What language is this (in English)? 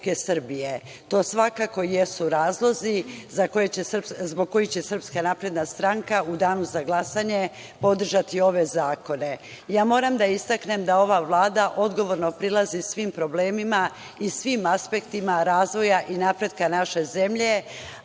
Serbian